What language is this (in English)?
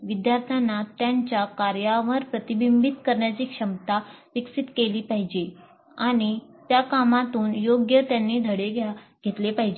Marathi